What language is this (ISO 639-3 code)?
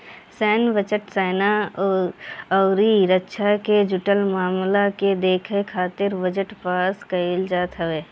bho